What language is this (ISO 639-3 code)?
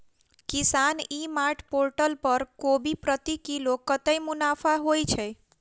mai